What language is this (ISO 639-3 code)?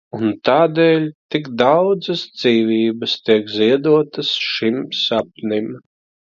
lav